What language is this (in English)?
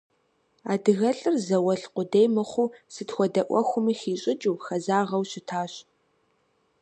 Kabardian